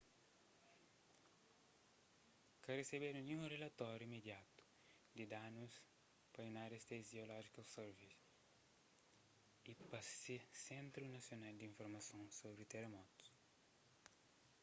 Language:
Kabuverdianu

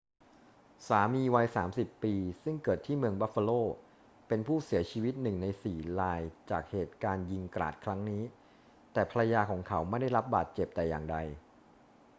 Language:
Thai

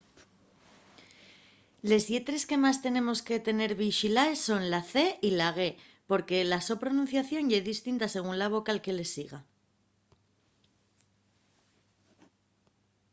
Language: Asturian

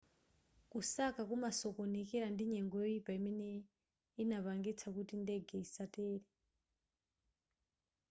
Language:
Nyanja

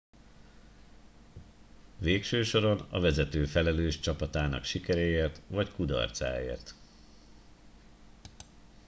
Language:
Hungarian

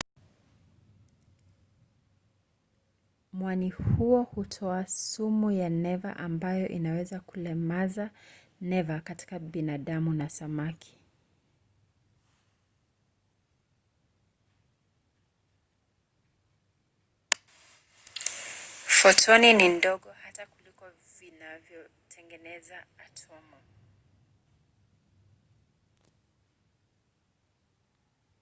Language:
Swahili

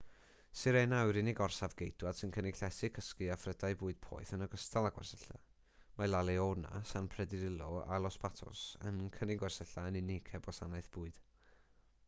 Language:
Welsh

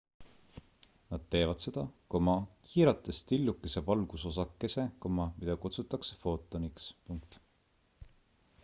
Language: Estonian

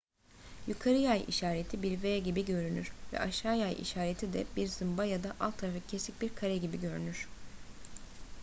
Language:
Turkish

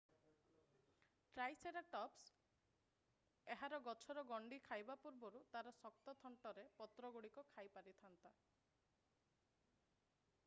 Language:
Odia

